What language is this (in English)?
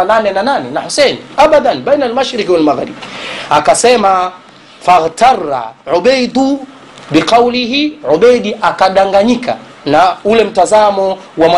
Swahili